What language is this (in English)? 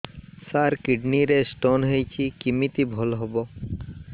Odia